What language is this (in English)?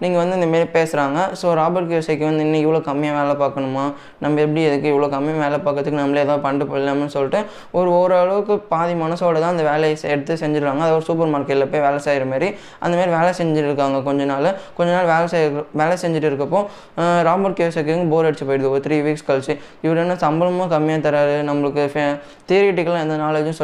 Tamil